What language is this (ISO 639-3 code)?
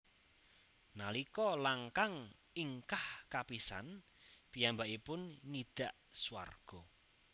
jav